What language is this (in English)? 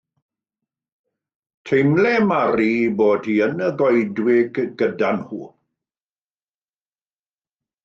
Welsh